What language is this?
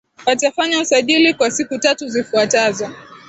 Swahili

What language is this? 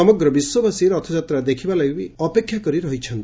Odia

